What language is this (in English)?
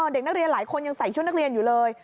Thai